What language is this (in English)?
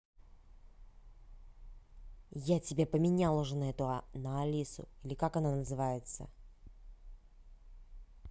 Russian